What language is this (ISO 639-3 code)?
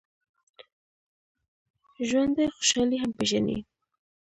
pus